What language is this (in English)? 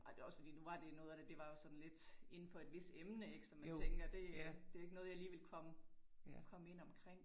Danish